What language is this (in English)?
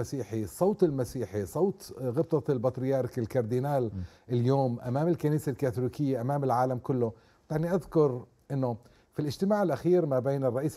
Arabic